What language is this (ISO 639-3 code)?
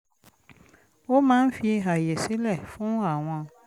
yor